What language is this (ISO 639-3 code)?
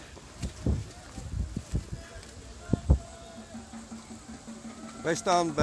nld